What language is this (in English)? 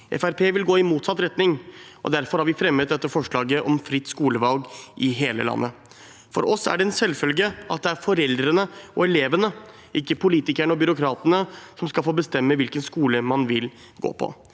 Norwegian